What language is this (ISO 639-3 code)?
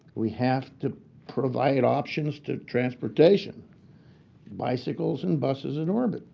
eng